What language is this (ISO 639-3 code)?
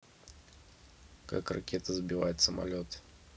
rus